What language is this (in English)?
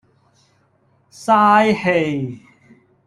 Cantonese